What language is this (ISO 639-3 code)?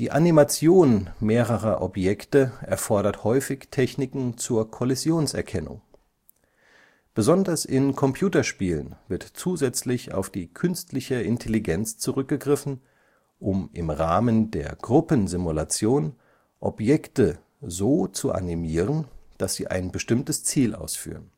deu